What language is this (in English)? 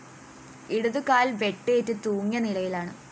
Malayalam